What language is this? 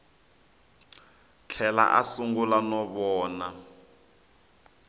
Tsonga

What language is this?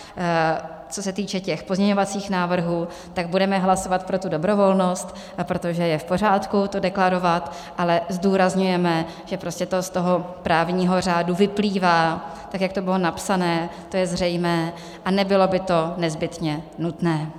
Czech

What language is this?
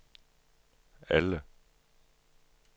Danish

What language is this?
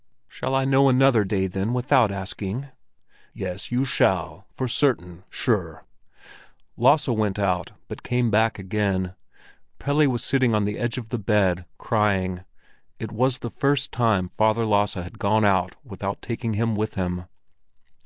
English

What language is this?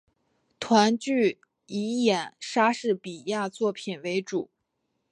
Chinese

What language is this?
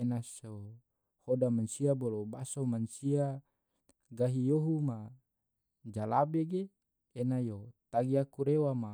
Tidore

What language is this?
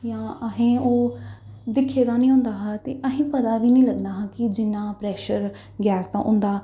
Dogri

